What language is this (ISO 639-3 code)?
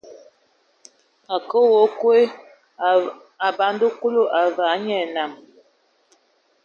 ewo